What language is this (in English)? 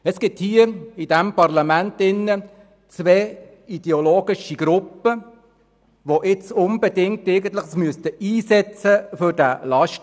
Swiss German